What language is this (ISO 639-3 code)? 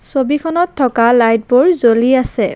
asm